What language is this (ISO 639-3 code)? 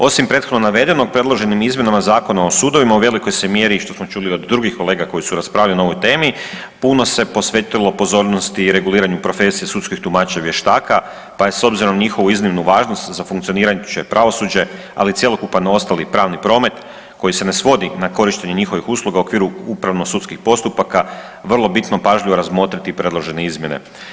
hrv